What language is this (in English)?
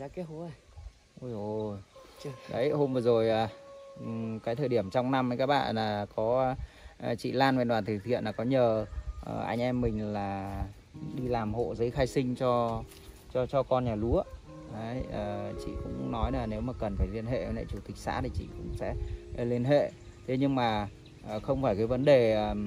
Vietnamese